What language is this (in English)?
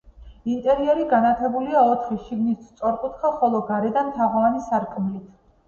Georgian